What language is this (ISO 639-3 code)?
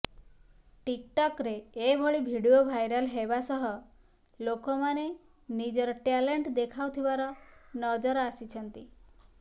ori